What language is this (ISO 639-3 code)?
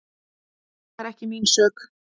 isl